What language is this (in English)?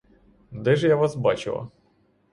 Ukrainian